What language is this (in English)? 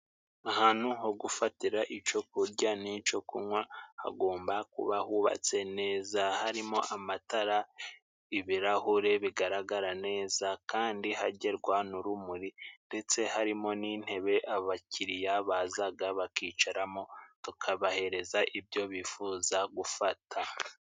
Kinyarwanda